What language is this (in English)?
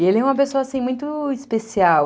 Portuguese